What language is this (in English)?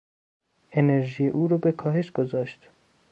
Persian